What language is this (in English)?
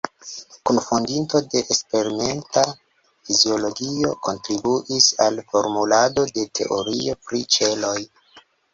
Esperanto